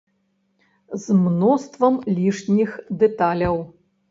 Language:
Belarusian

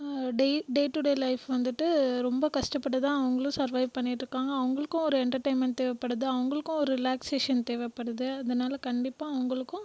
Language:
Tamil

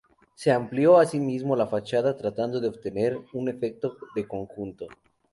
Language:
Spanish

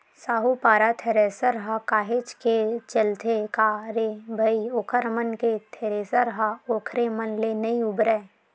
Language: Chhattisgarhi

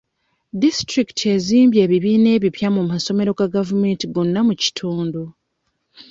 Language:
Ganda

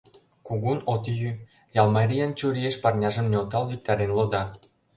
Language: Mari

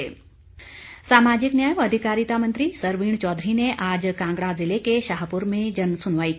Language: Hindi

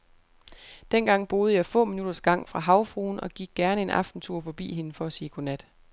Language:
Danish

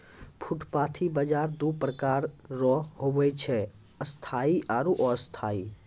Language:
Maithili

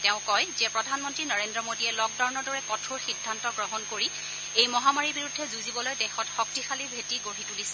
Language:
Assamese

